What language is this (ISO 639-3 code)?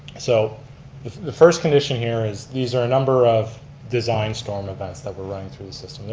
eng